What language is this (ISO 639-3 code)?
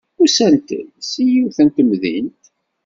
kab